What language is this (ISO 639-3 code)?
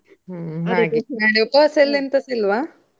kan